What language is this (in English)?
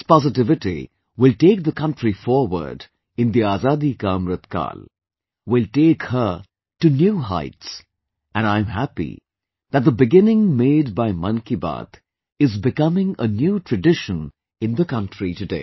English